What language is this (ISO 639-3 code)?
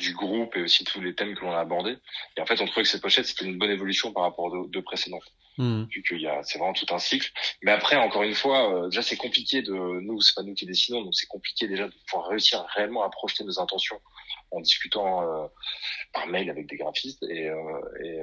fra